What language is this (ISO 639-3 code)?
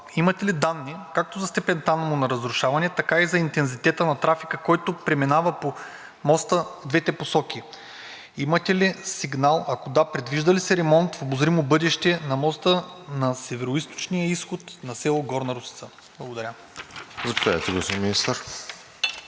bul